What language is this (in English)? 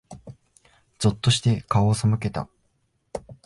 Japanese